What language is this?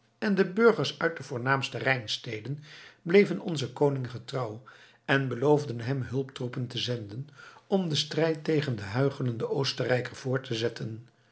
Dutch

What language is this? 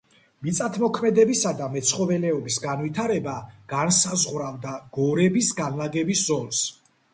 Georgian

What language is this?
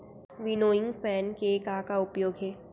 Chhattisgarhi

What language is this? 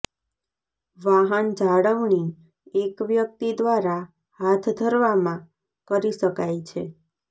Gujarati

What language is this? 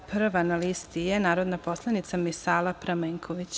Serbian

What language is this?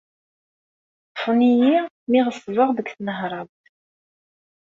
Kabyle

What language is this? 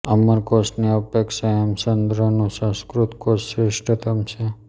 Gujarati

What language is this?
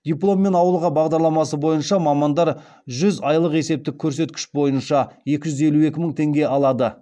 Kazakh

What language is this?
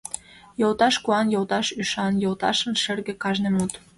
Mari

